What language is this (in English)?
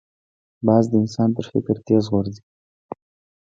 Pashto